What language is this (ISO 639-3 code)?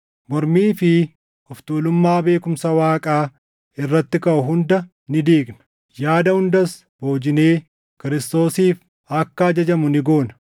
orm